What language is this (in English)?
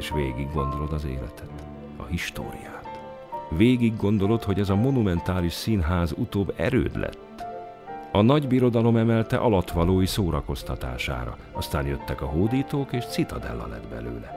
Hungarian